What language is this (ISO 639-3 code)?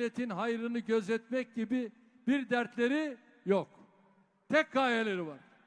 tur